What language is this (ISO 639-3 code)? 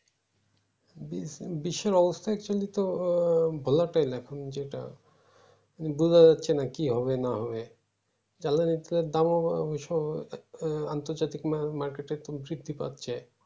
ben